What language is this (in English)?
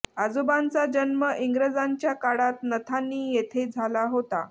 Marathi